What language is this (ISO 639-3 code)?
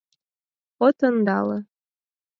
chm